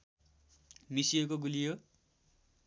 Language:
Nepali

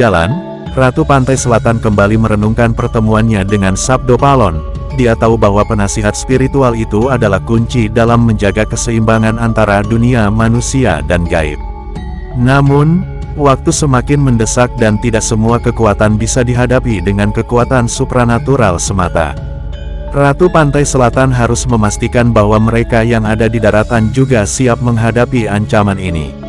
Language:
Indonesian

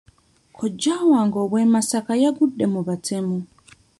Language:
Ganda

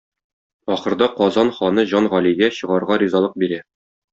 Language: Tatar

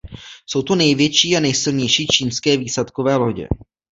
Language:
Czech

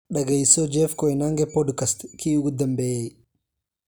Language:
Somali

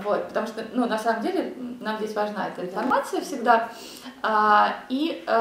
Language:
Russian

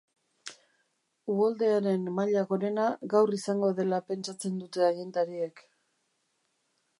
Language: Basque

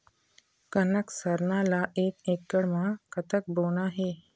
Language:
Chhattisgarhi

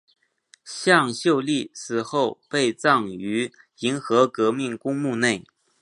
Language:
Chinese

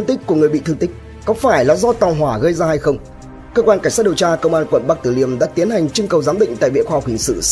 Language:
Vietnamese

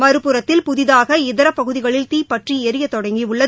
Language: Tamil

